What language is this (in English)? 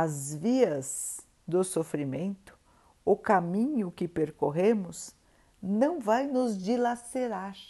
Portuguese